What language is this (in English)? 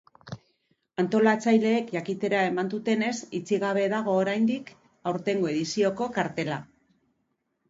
Basque